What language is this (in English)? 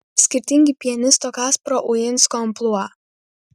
Lithuanian